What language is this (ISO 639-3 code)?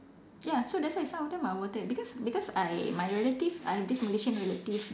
eng